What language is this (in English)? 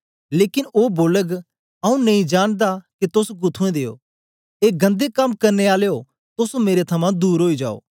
Dogri